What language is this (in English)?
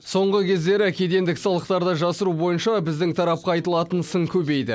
Kazakh